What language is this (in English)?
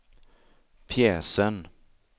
Swedish